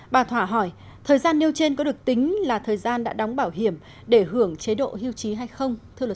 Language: Vietnamese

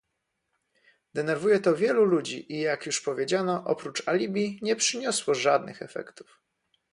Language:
Polish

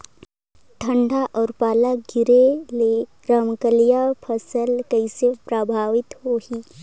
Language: Chhattisgarhi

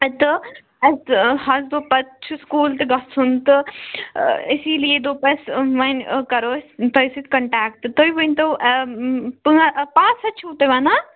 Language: Kashmiri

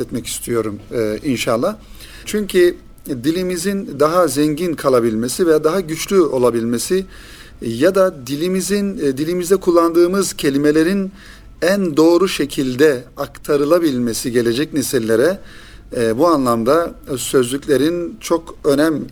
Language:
Turkish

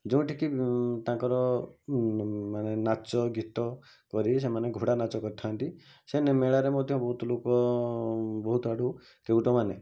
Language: Odia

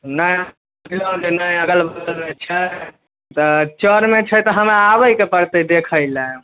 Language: Maithili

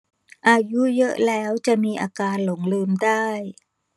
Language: Thai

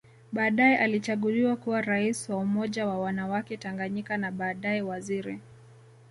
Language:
Swahili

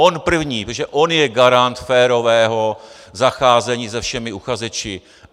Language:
Czech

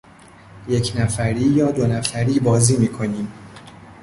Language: Persian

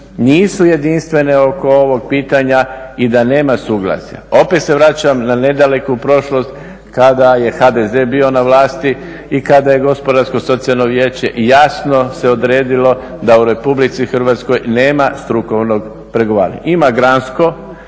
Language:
Croatian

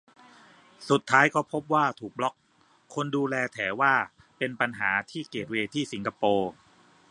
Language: Thai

